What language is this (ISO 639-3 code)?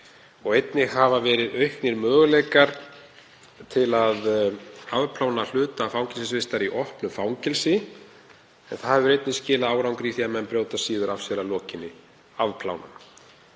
isl